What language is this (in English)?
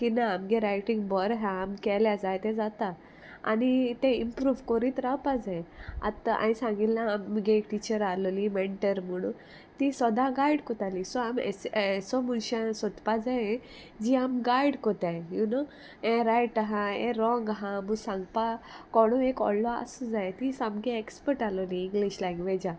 Konkani